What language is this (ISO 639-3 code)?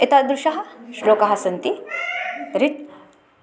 san